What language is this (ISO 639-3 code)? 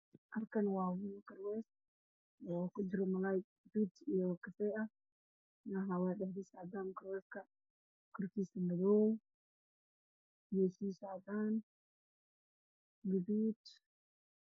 som